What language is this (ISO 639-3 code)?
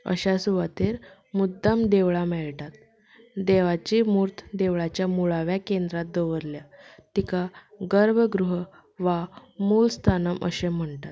kok